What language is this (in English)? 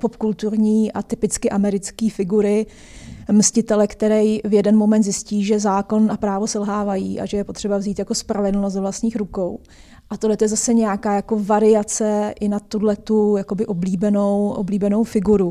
Czech